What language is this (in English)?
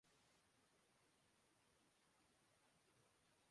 Urdu